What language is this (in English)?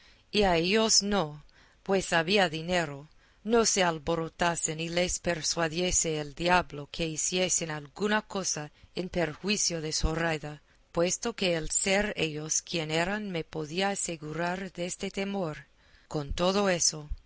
Spanish